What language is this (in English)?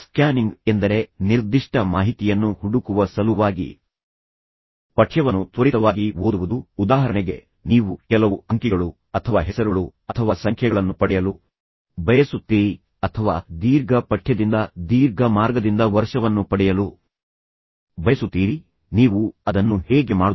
Kannada